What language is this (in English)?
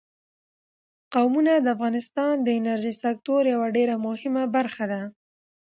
Pashto